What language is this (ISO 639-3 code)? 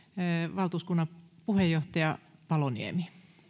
fin